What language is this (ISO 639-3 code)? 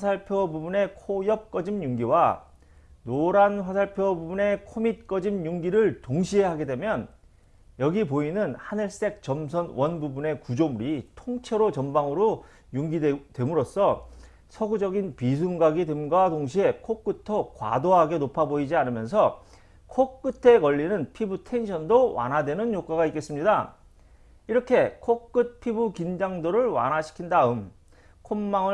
kor